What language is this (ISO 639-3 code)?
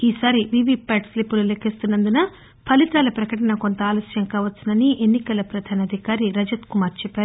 tel